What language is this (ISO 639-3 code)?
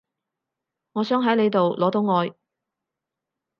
yue